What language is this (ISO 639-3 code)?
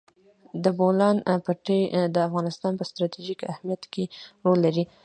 pus